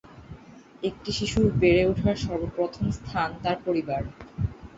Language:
Bangla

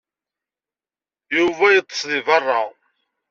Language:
Kabyle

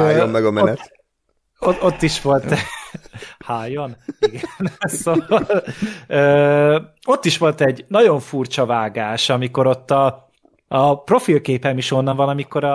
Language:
Hungarian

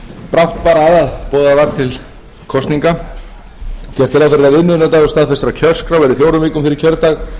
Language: Icelandic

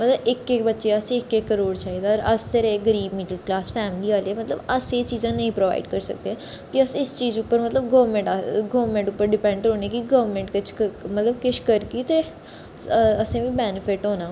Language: Dogri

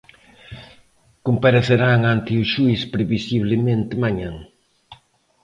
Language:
Galician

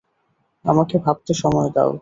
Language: Bangla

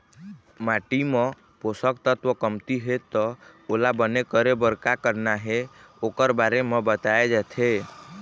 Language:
Chhattisgarhi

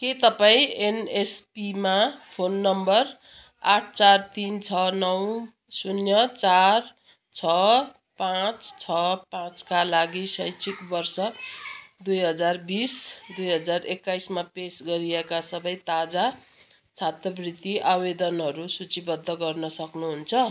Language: Nepali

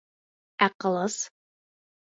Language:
Bashkir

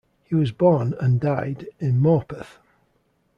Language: English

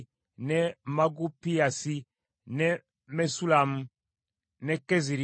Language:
Ganda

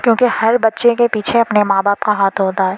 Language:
Urdu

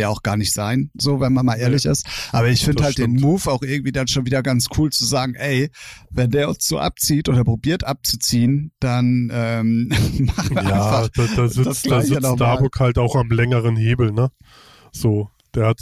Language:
German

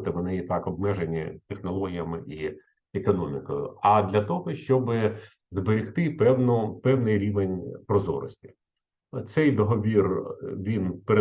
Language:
Ukrainian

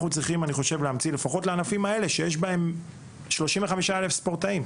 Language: Hebrew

